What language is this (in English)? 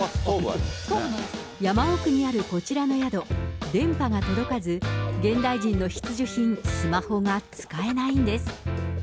Japanese